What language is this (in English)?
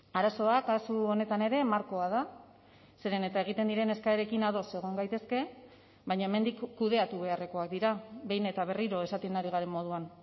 Basque